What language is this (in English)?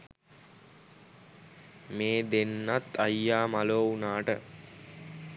Sinhala